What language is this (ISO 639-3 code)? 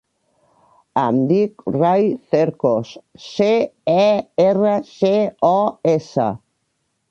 cat